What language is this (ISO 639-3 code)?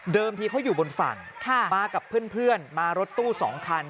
tha